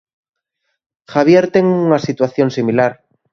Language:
Galician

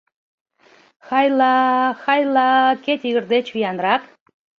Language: Mari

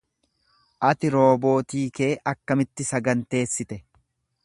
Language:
Oromo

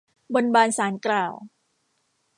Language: Thai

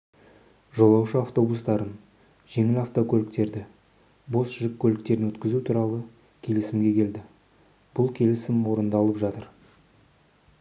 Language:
Kazakh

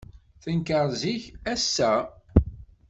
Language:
Kabyle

